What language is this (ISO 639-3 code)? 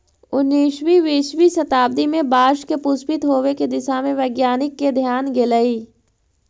mag